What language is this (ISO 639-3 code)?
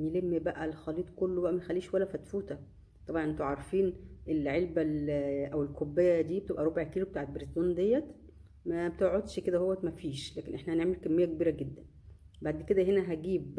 ara